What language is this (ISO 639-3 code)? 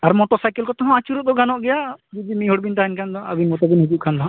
sat